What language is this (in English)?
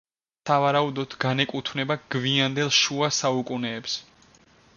Georgian